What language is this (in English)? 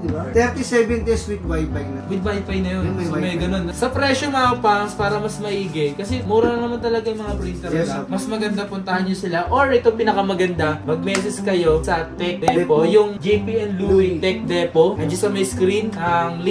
Filipino